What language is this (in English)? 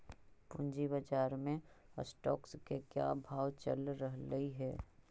Magahi